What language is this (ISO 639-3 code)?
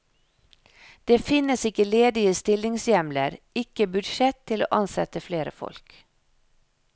nor